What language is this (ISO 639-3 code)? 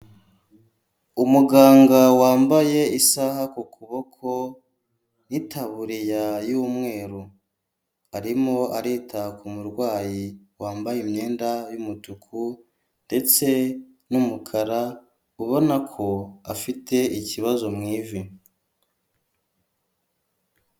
kin